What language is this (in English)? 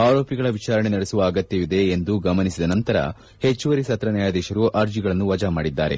Kannada